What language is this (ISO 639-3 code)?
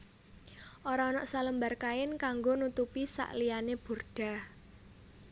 jav